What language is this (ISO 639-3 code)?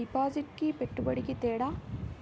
tel